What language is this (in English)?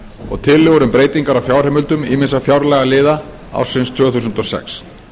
Icelandic